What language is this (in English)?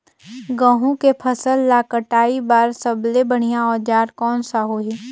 Chhattisgarhi